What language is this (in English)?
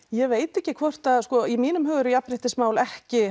Icelandic